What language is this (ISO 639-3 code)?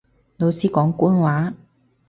yue